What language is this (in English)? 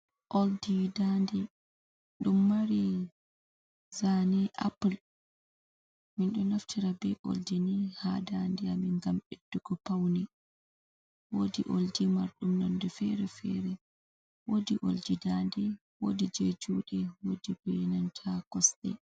Fula